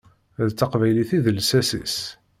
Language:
Kabyle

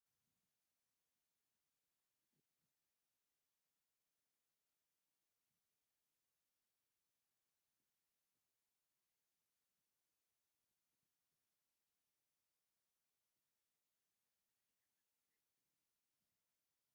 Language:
Tigrinya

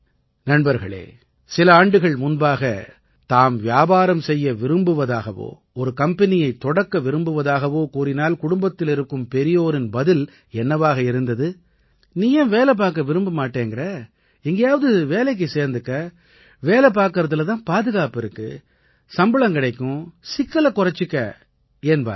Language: Tamil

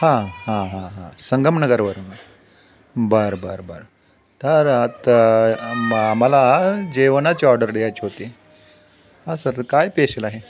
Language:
Marathi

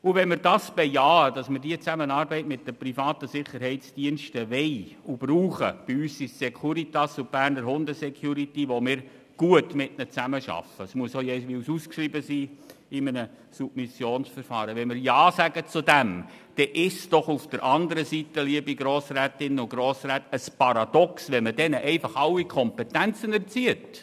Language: Swiss German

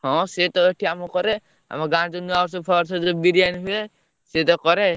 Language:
Odia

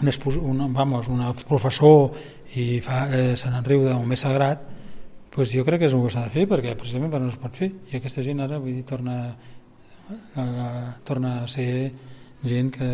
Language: Spanish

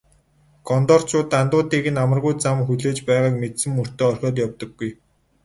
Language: Mongolian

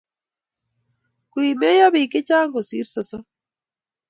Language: Kalenjin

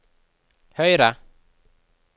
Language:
Norwegian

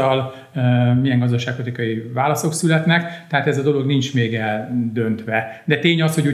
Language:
Hungarian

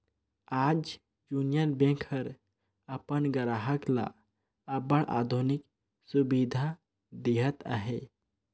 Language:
Chhattisgarhi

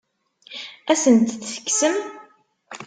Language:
Kabyle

